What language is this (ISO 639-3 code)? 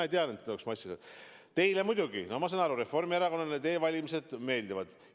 est